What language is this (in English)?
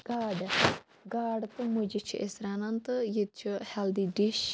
Kashmiri